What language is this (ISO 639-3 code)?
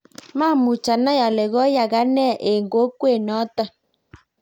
kln